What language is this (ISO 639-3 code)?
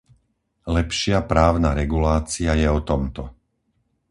slk